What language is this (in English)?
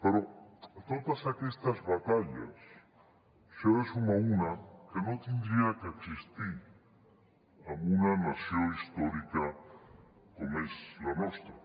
Catalan